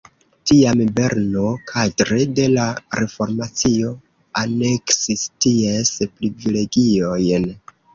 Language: Esperanto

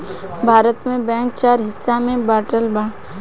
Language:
Bhojpuri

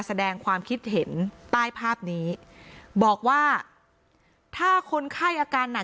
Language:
Thai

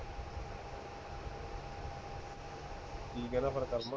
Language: Punjabi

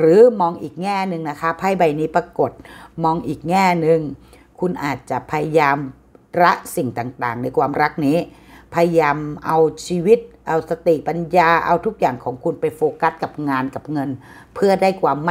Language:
Thai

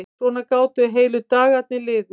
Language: Icelandic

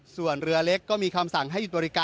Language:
Thai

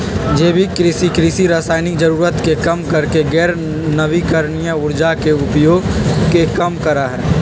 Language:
Magahi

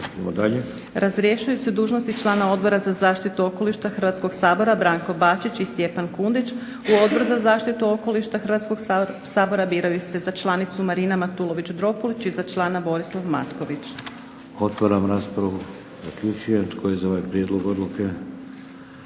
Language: Croatian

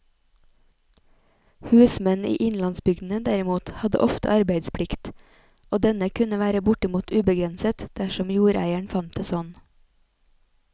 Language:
Norwegian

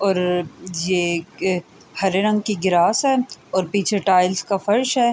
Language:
Urdu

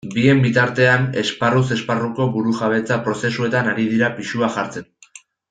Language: Basque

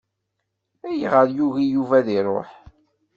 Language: Kabyle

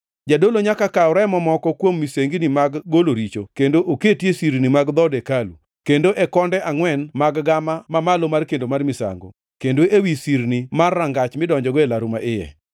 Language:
Luo (Kenya and Tanzania)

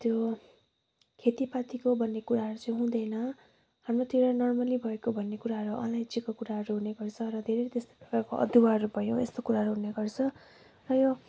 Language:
Nepali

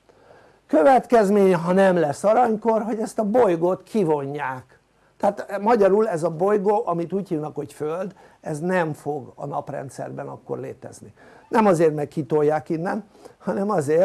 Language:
Hungarian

